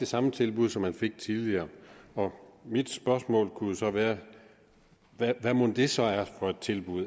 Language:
Danish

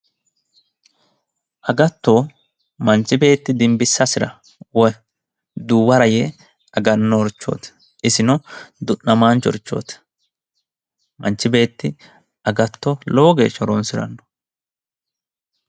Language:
Sidamo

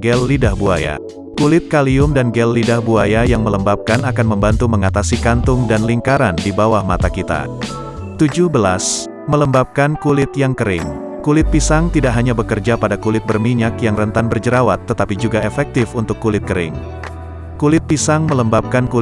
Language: Indonesian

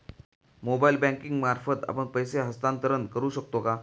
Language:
Marathi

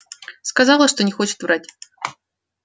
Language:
Russian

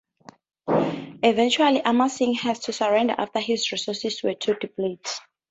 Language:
English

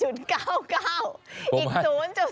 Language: Thai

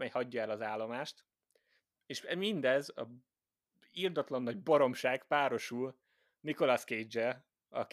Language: Hungarian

